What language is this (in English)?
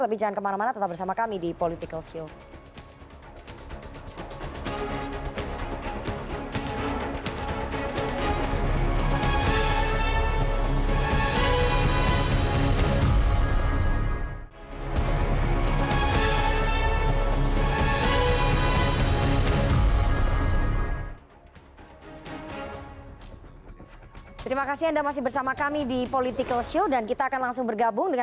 Indonesian